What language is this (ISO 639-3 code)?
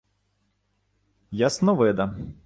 ukr